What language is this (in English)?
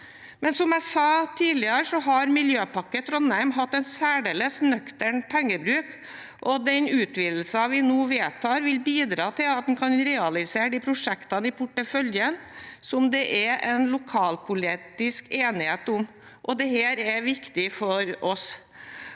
Norwegian